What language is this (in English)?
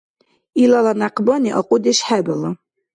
Dargwa